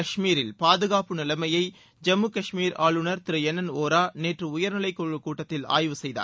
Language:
Tamil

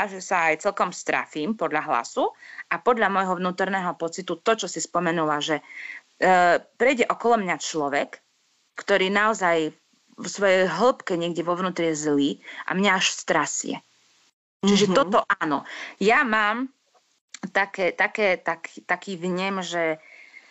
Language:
Slovak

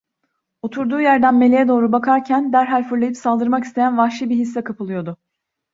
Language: Turkish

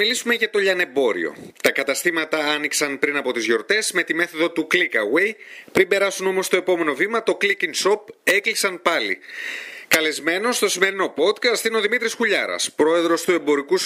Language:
Greek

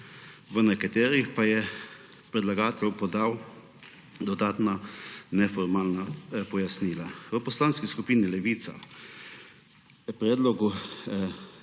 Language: Slovenian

